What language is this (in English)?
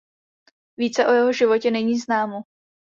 Czech